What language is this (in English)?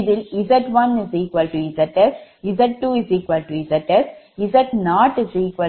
Tamil